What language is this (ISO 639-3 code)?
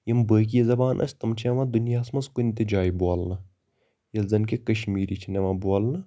kas